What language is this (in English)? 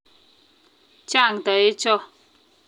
Kalenjin